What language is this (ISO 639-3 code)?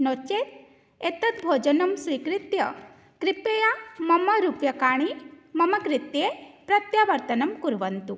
san